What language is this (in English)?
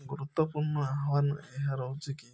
Odia